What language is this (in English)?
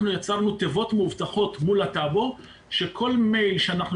Hebrew